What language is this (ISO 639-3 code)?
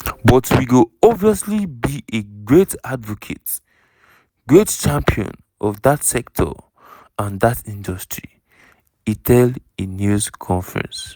pcm